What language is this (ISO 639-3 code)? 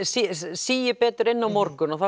isl